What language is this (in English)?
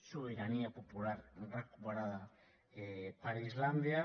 Catalan